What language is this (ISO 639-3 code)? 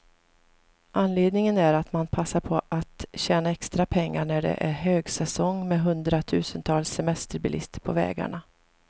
swe